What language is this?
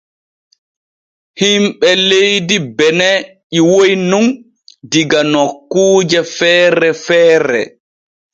Borgu Fulfulde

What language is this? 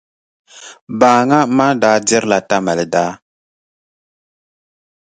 Dagbani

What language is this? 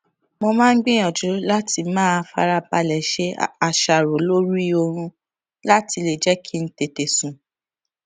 Yoruba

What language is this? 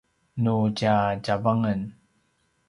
Paiwan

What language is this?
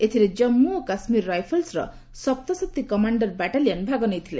Odia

